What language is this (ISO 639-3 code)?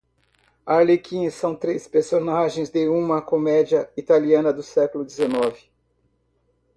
por